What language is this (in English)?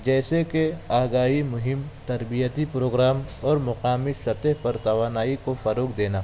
Urdu